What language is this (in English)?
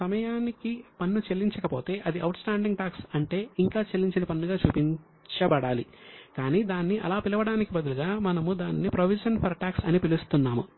Telugu